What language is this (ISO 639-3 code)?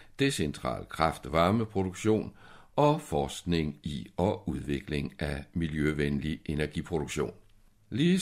dan